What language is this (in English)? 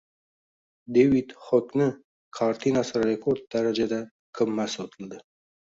Uzbek